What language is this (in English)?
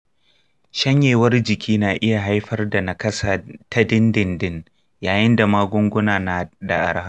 Hausa